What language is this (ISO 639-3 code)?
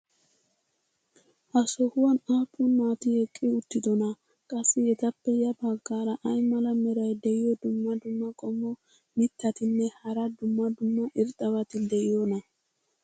wal